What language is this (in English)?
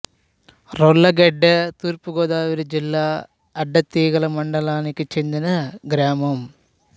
Telugu